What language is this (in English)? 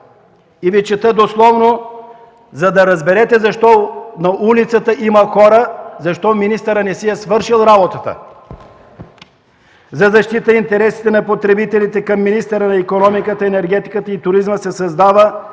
Bulgarian